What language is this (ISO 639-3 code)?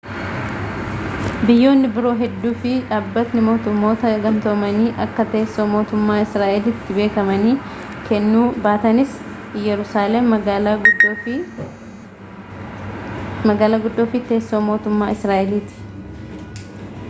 orm